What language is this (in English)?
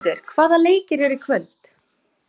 Icelandic